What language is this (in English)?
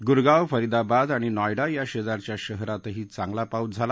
Marathi